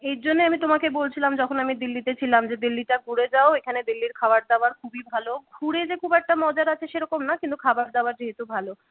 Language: Bangla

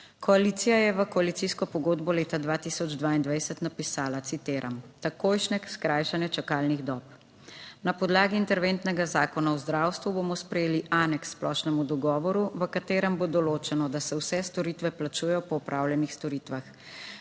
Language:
Slovenian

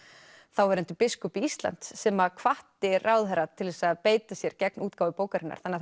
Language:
Icelandic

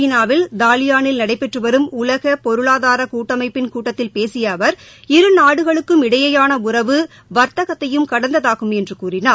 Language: Tamil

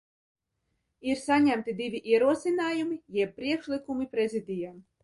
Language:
Latvian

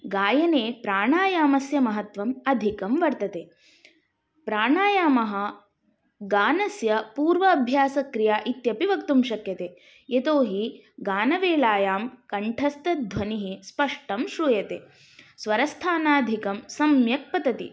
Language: Sanskrit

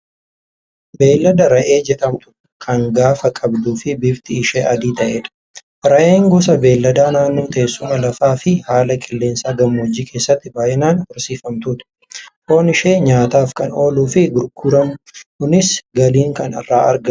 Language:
Oromo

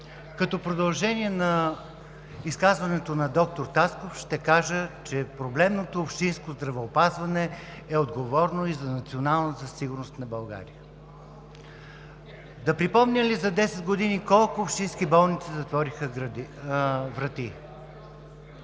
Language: Bulgarian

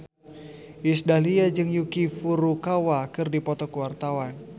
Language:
Sundanese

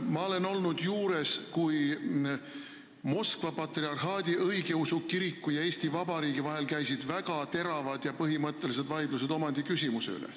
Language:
Estonian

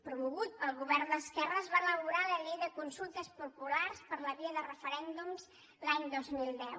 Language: Catalan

